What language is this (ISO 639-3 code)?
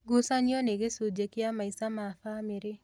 kik